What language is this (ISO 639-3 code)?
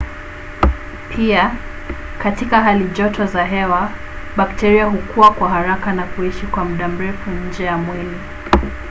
swa